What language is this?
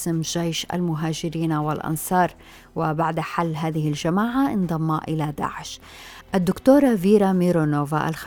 Arabic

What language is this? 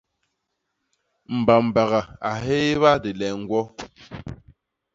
Basaa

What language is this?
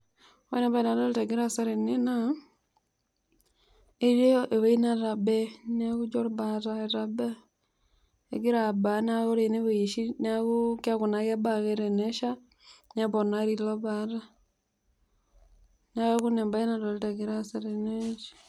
Masai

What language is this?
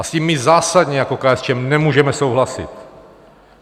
Czech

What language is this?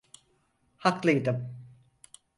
Turkish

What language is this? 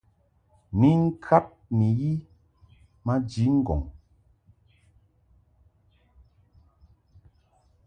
Mungaka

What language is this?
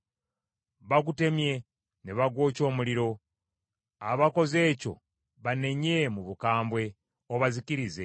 Ganda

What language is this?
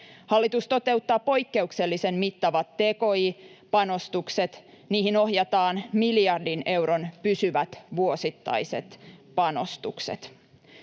Finnish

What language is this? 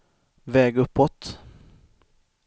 Swedish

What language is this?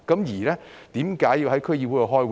Cantonese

